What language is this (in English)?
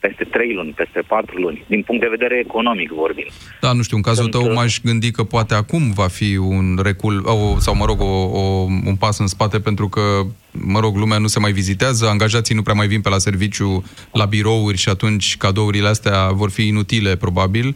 Romanian